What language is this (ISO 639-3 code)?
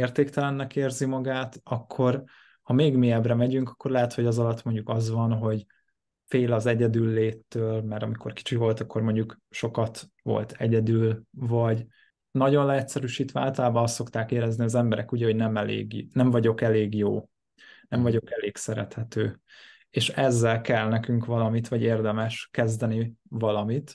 hun